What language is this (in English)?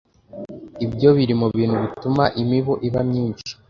Kinyarwanda